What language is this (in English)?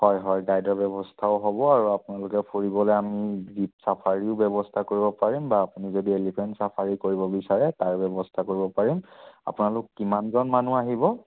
Assamese